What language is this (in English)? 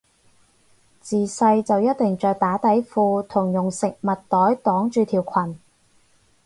Cantonese